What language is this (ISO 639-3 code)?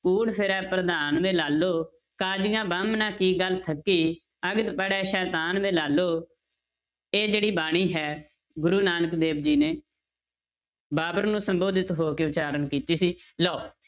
pan